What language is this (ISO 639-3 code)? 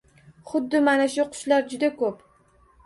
uzb